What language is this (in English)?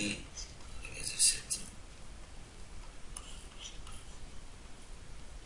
Arabic